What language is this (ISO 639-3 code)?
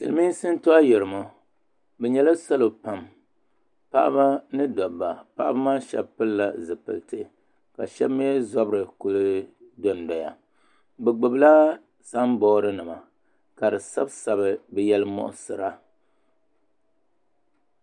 dag